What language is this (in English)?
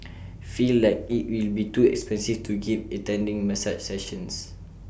English